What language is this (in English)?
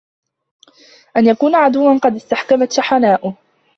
Arabic